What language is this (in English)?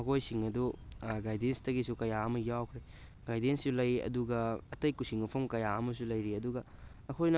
Manipuri